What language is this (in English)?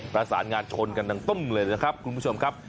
Thai